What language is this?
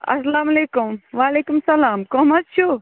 Kashmiri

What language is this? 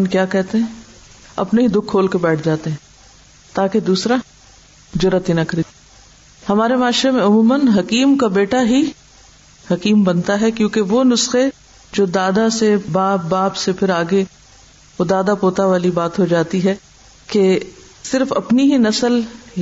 Urdu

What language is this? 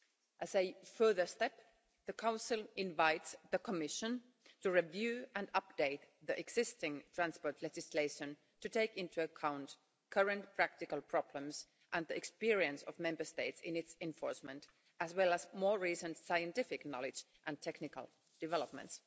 English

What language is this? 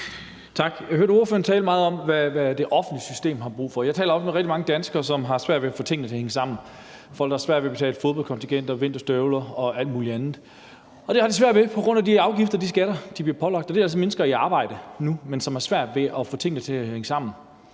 Danish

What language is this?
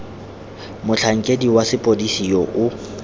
Tswana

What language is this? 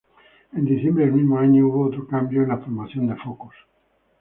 Spanish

